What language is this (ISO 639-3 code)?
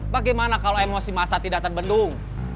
ind